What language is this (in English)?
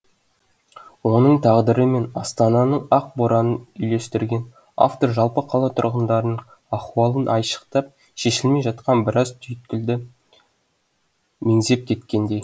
Kazakh